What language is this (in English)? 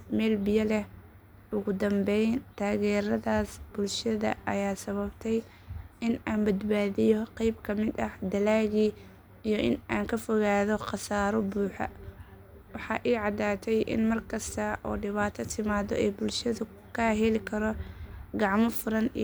Somali